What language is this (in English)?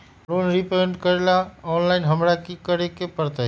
Magahi